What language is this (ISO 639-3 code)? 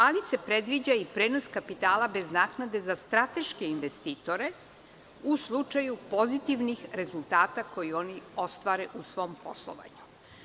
srp